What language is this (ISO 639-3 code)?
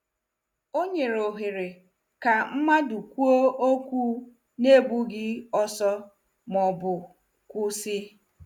ibo